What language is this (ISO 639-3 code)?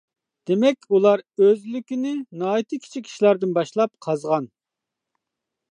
uig